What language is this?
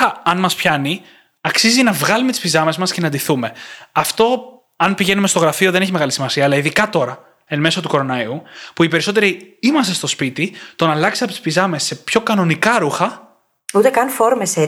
Greek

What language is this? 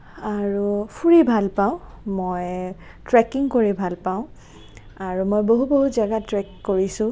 Assamese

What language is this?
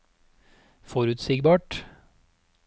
Norwegian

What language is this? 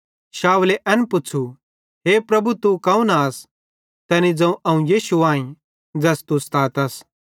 Bhadrawahi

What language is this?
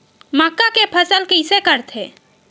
Chhattisgarhi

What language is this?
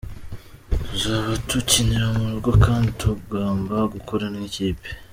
Kinyarwanda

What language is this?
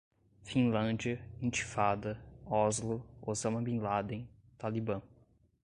Portuguese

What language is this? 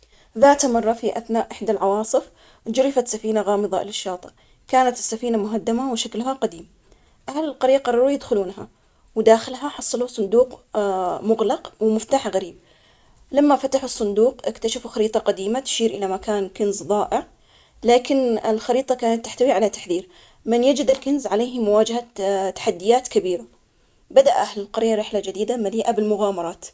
Omani Arabic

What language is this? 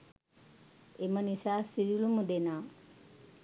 Sinhala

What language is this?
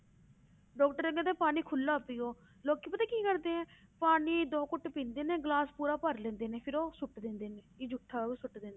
Punjabi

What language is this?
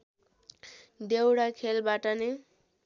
Nepali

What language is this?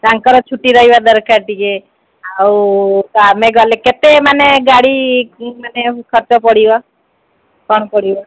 Odia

